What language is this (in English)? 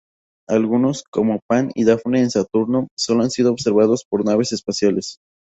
Spanish